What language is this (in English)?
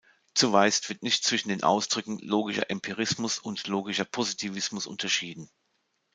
German